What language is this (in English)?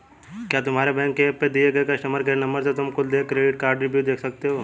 Hindi